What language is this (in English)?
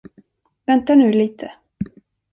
Swedish